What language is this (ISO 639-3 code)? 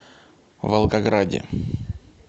rus